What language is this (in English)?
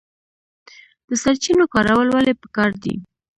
Pashto